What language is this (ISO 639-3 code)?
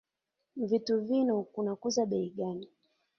swa